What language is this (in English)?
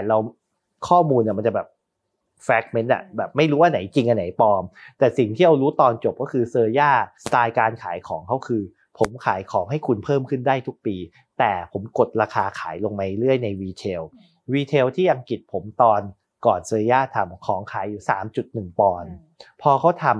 Thai